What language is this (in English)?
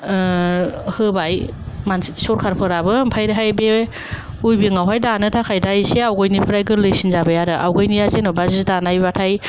Bodo